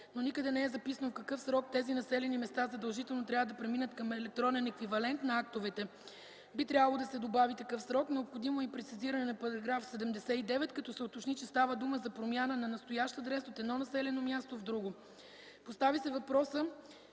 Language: Bulgarian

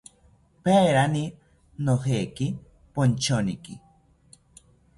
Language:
South Ucayali Ashéninka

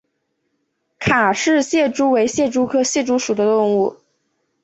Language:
Chinese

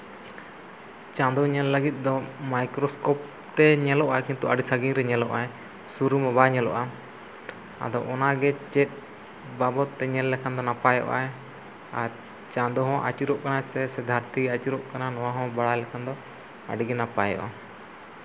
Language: Santali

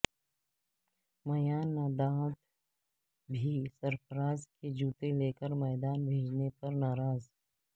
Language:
Urdu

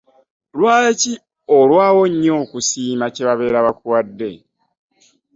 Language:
Ganda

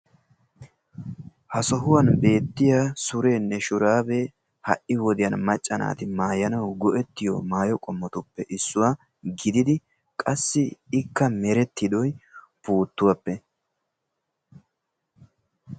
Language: Wolaytta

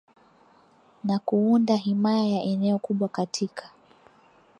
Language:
Swahili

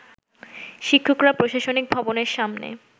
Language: Bangla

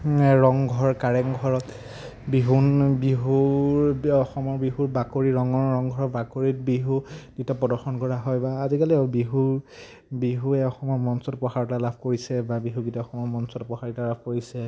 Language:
Assamese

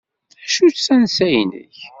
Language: Kabyle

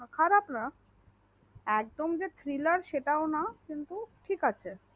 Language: Bangla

